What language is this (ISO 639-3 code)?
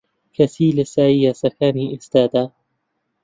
ckb